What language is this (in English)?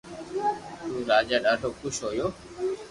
Loarki